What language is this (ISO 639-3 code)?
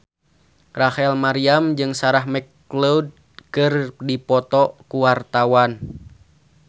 sun